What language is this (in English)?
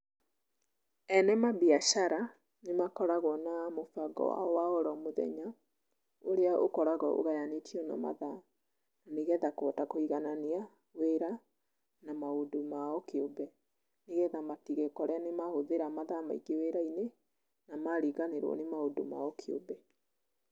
Kikuyu